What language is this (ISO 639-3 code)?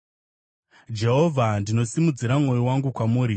sna